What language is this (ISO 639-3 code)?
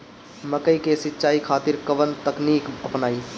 bho